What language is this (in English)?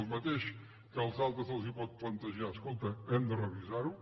Catalan